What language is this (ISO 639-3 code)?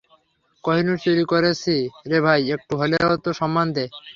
ben